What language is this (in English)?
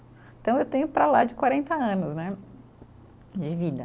Portuguese